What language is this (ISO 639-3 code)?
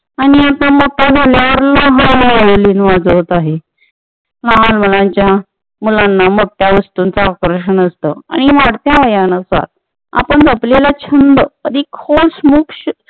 mar